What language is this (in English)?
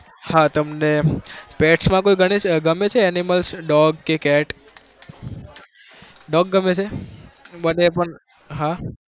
Gujarati